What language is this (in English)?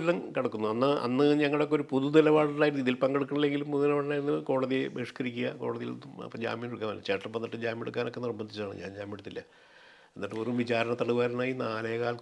Malayalam